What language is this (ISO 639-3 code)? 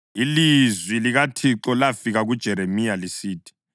nde